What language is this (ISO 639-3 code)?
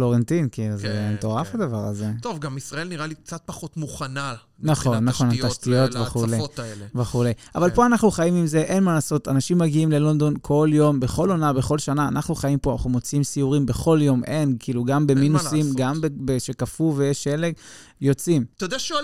heb